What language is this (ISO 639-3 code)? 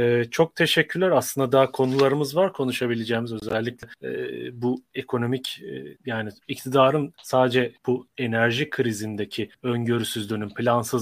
tur